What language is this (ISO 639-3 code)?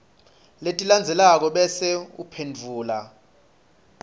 ssw